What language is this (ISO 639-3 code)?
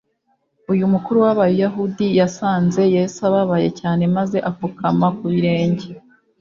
kin